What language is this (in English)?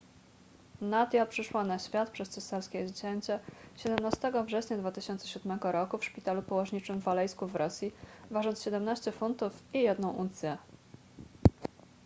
Polish